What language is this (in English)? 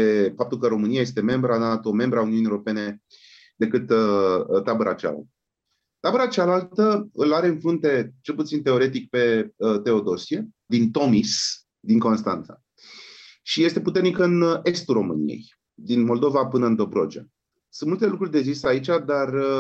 Romanian